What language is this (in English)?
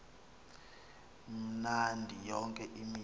Xhosa